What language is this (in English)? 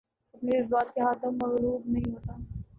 Urdu